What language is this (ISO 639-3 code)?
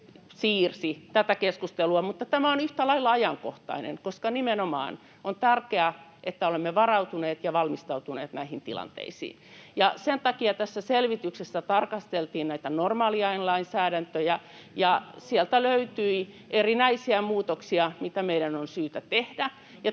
fin